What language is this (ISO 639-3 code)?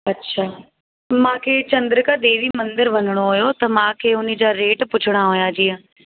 snd